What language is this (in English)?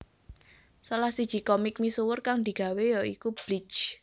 Javanese